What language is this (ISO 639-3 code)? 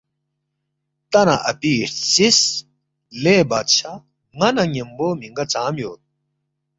bft